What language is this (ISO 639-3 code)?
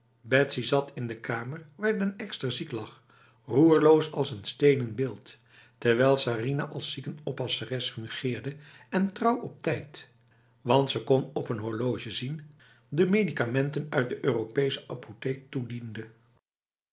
nld